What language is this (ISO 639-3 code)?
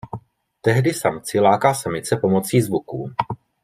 ces